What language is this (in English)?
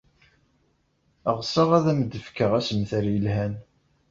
Kabyle